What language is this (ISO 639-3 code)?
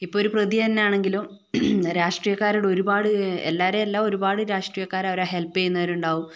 mal